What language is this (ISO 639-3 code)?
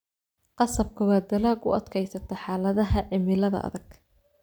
som